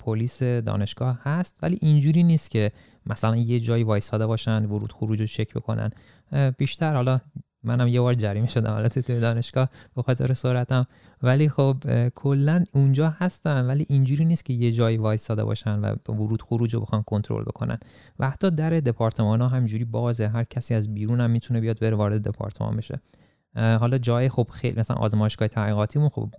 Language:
Persian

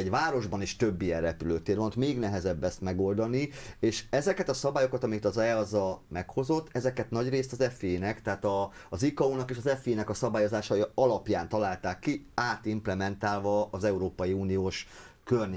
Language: Hungarian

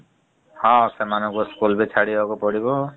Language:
Odia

